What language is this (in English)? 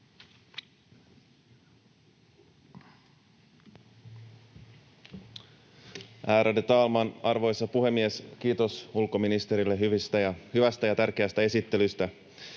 Finnish